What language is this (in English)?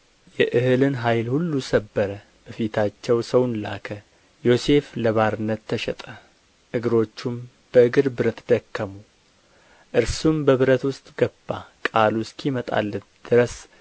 Amharic